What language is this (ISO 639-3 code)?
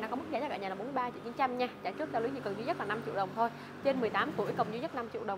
vie